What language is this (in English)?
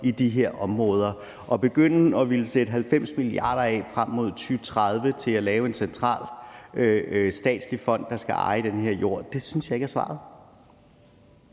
Danish